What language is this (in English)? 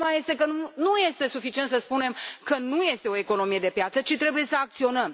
Romanian